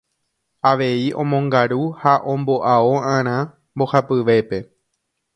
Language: Guarani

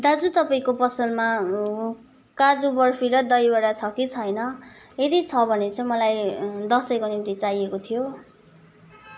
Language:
Nepali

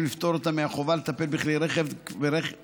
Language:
Hebrew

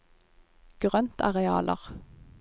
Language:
Norwegian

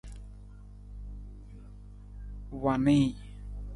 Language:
Nawdm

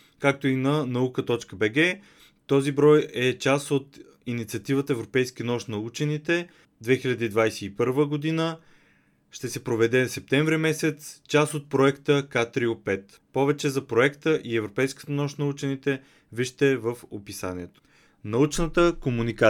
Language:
Bulgarian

